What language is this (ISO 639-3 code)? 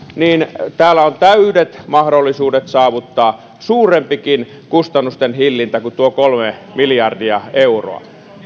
fin